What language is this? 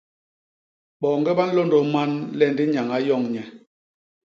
Basaa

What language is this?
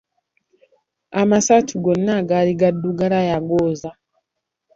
Ganda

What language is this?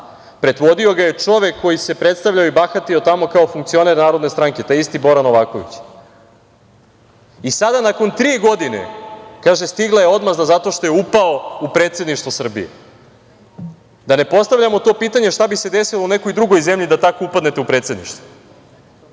Serbian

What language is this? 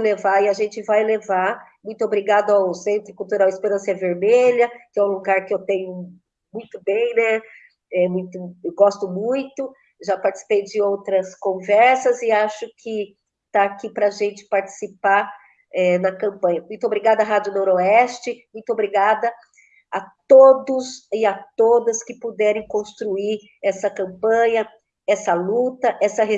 Portuguese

